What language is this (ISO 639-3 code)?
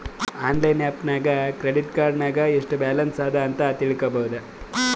kan